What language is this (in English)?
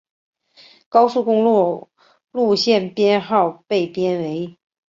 Chinese